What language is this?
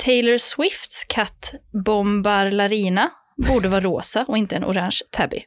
Swedish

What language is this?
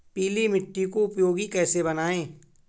Hindi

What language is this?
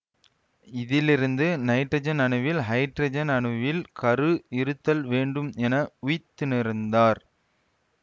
Tamil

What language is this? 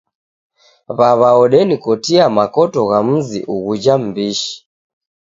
Taita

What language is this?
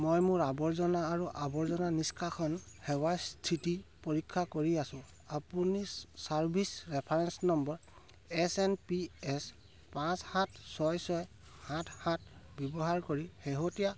Assamese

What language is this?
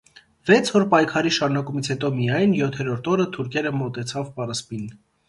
Armenian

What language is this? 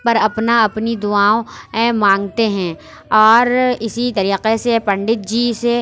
Urdu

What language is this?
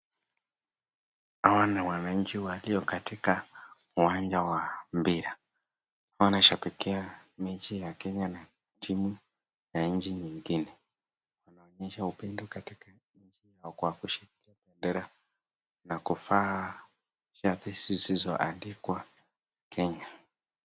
Swahili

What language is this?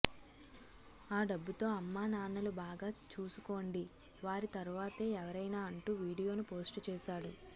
Telugu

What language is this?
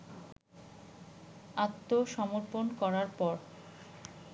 Bangla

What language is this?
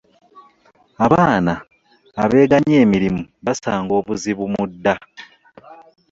Ganda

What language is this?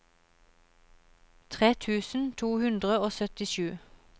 Norwegian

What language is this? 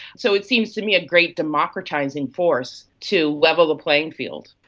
English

